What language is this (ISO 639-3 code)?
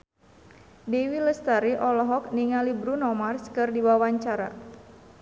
sun